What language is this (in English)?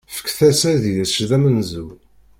Kabyle